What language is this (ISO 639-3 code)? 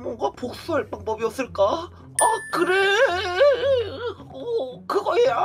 kor